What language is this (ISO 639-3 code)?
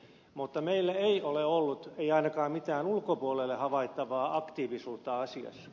fin